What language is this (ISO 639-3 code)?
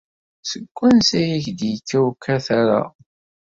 kab